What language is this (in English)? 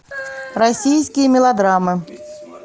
Russian